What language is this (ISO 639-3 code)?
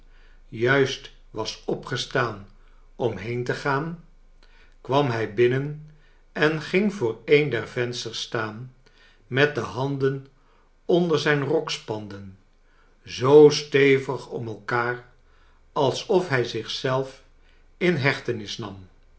nld